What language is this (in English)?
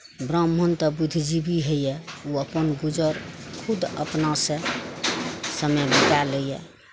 Maithili